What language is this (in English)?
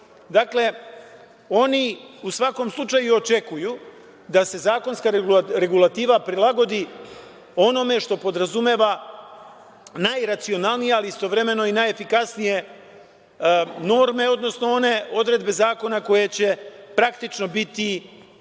Serbian